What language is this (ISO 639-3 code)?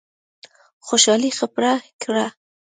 pus